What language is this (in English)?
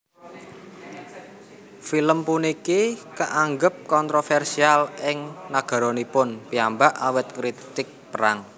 Javanese